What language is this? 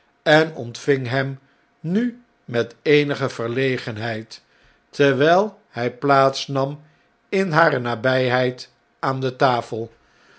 Dutch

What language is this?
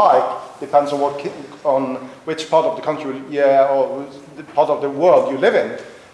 English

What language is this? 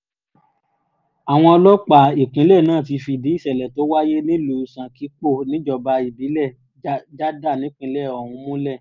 Yoruba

